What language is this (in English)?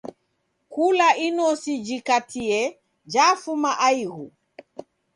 Taita